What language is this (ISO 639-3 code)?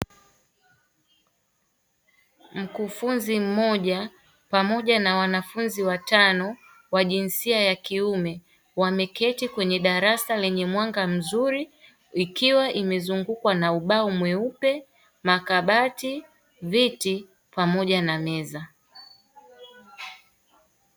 swa